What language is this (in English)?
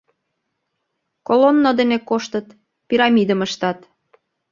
Mari